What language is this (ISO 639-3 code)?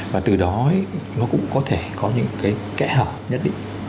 vie